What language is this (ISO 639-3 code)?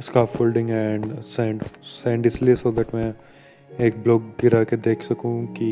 hin